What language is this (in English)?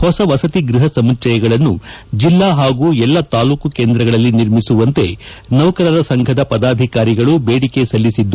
Kannada